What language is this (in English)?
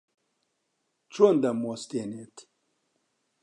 Central Kurdish